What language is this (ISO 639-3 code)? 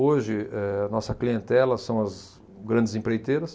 por